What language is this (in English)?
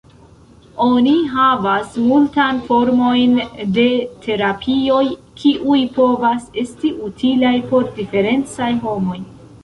Esperanto